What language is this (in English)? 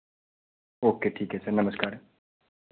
Hindi